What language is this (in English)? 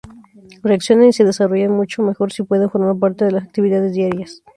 Spanish